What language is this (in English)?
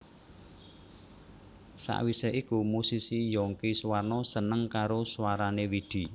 Javanese